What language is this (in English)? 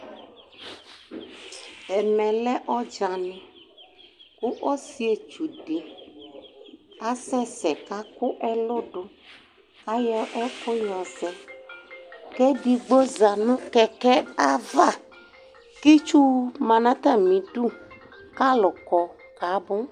Ikposo